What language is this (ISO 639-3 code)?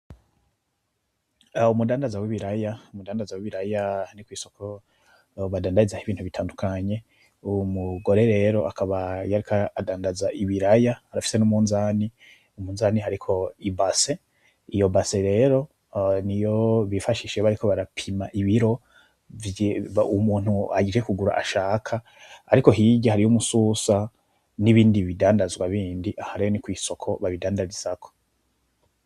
run